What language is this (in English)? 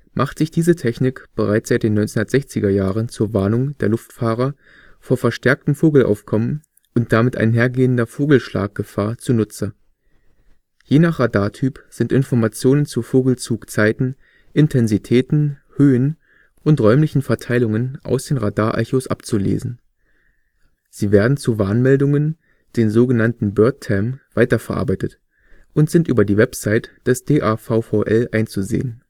German